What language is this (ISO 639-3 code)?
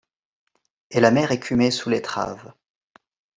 fra